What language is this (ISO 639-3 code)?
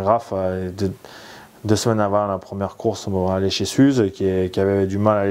fra